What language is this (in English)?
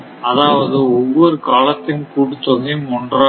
Tamil